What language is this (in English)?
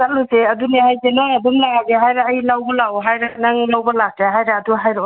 Manipuri